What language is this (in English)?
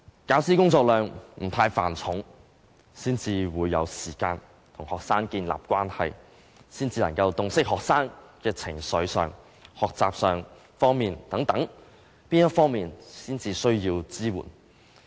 Cantonese